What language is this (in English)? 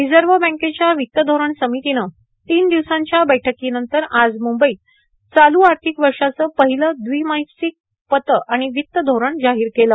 Marathi